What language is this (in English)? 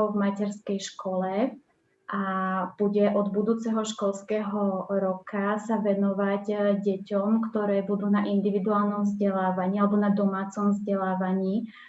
Slovak